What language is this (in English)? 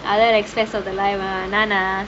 English